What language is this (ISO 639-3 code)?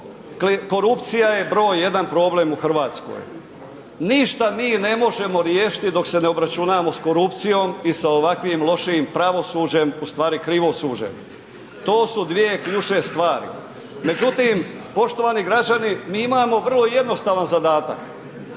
hrv